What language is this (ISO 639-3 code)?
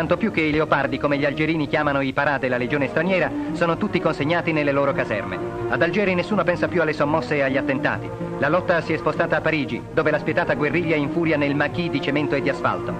ita